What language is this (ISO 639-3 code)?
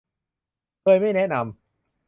tha